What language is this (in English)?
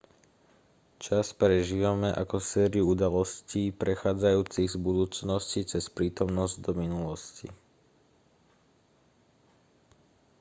Slovak